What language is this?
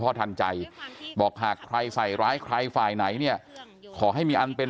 Thai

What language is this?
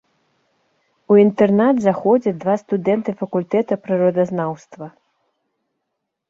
Belarusian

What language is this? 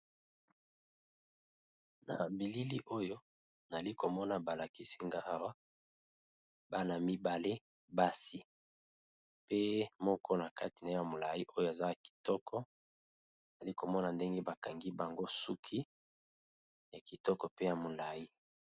Lingala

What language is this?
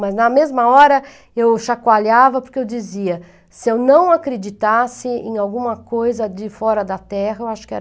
Portuguese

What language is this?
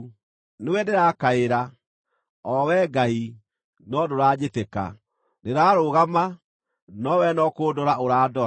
Kikuyu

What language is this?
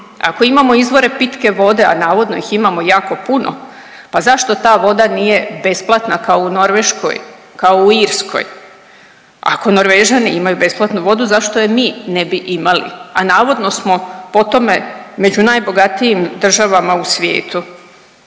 Croatian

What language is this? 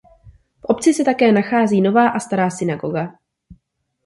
Czech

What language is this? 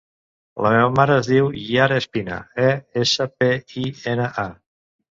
Catalan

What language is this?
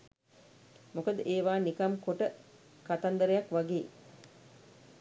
Sinhala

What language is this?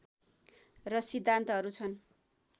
Nepali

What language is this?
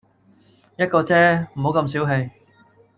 Cantonese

